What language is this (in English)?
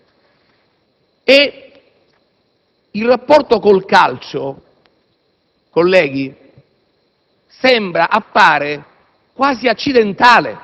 Italian